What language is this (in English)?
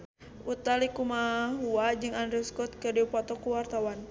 Sundanese